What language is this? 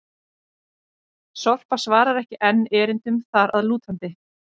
Icelandic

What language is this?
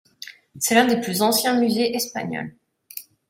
French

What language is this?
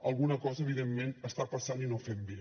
Catalan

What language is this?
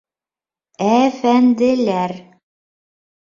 Bashkir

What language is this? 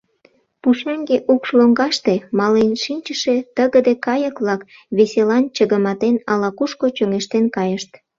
Mari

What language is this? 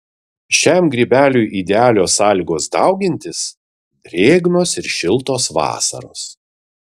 Lithuanian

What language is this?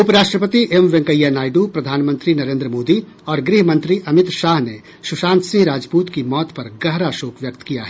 Hindi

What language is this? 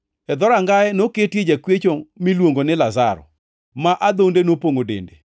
Luo (Kenya and Tanzania)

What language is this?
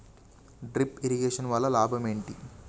Telugu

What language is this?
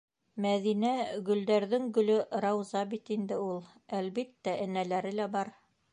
Bashkir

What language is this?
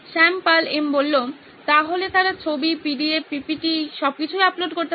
Bangla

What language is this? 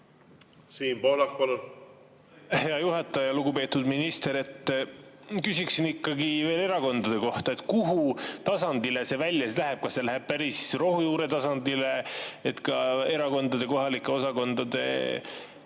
Estonian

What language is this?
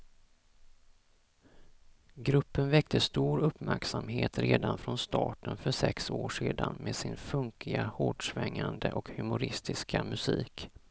Swedish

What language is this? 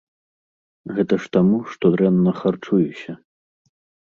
Belarusian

